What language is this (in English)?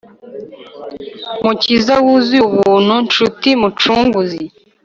Kinyarwanda